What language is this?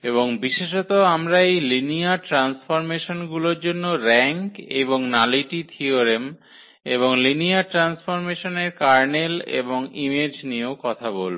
Bangla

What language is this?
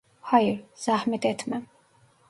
Turkish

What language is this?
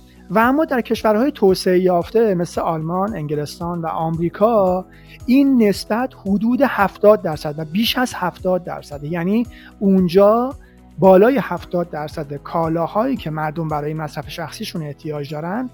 Persian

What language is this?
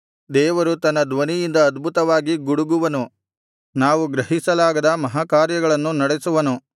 Kannada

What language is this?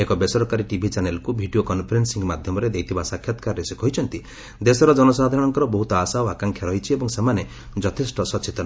Odia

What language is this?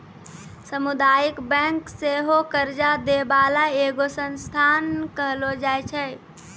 Maithili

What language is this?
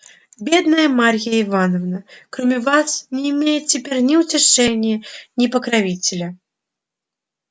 Russian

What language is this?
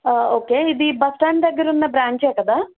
Telugu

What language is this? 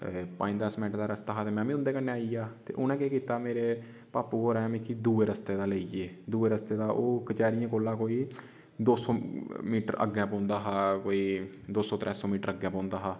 Dogri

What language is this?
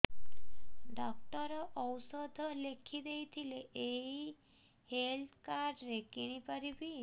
Odia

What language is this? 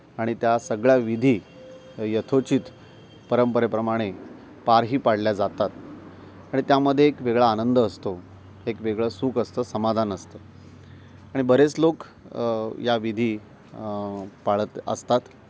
Marathi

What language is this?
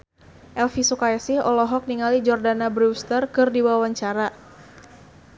Sundanese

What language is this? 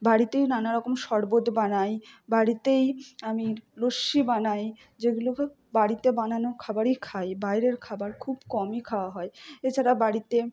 Bangla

